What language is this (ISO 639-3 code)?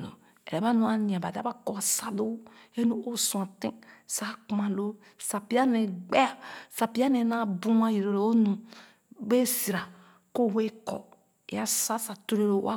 ogo